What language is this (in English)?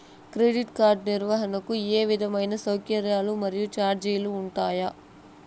Telugu